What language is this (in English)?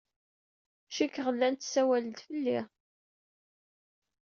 Kabyle